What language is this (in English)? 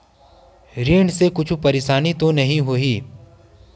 Chhattisgarhi